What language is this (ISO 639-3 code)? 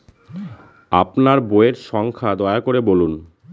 ben